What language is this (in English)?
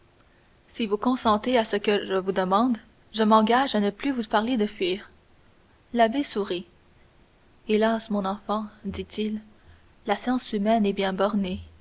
French